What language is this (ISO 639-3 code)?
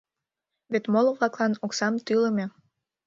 chm